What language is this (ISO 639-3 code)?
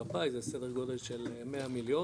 heb